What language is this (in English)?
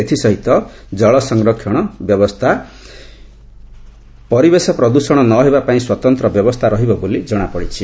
Odia